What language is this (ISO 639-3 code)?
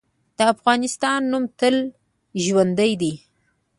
pus